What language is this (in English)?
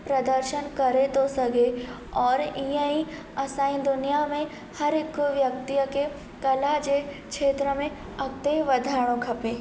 Sindhi